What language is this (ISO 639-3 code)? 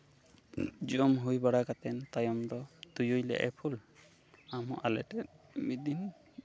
sat